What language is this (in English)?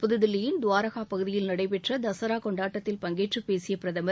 Tamil